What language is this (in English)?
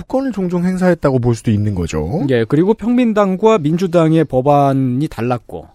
Korean